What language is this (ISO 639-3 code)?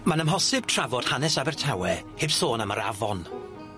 cym